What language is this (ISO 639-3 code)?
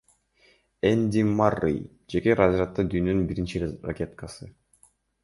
kir